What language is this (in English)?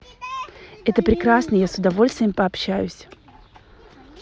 Russian